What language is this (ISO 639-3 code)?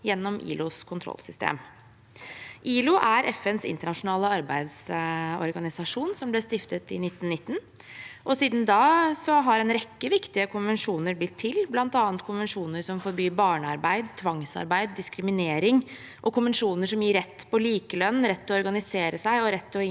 nor